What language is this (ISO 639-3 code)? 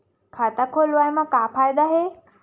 hne